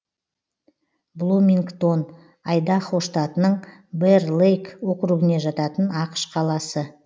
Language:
Kazakh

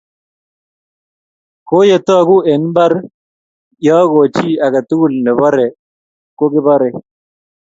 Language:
Kalenjin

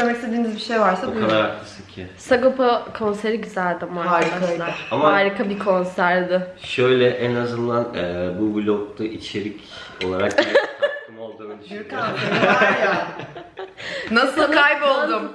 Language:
Turkish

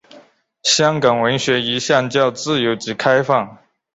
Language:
Chinese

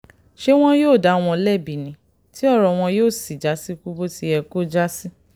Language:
Yoruba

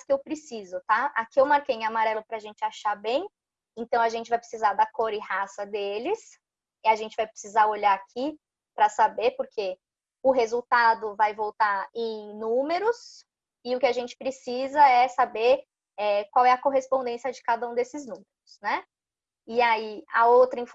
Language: Portuguese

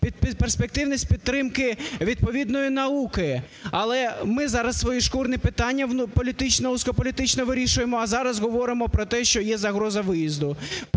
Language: Ukrainian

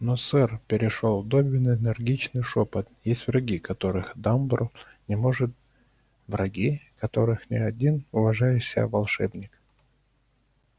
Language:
Russian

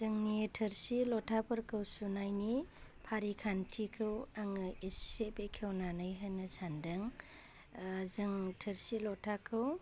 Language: Bodo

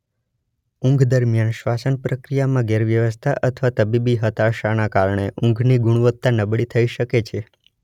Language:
Gujarati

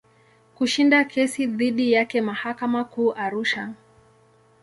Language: Swahili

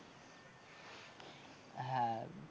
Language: Bangla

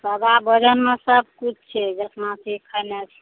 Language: Maithili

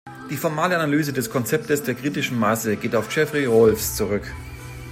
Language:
German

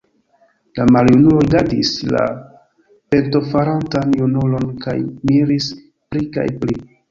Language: Esperanto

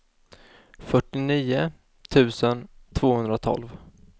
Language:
Swedish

